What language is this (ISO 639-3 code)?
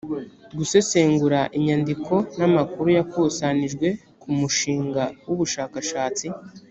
kin